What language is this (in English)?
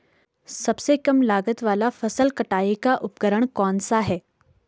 Hindi